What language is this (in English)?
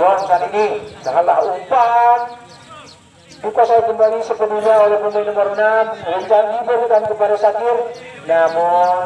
Indonesian